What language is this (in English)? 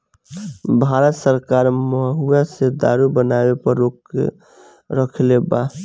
Bhojpuri